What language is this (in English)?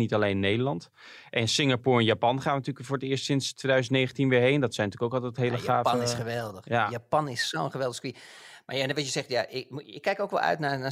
Dutch